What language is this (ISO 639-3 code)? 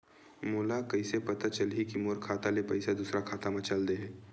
hne